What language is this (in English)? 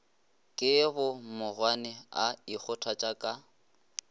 Northern Sotho